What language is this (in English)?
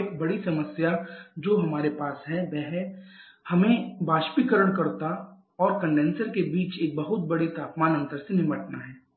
Hindi